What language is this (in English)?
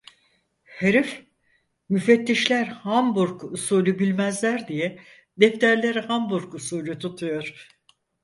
Turkish